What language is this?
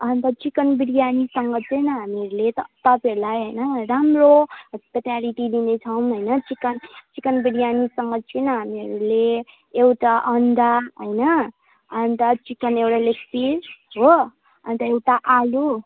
Nepali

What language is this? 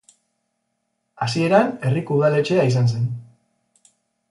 Basque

